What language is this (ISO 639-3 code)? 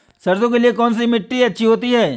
hin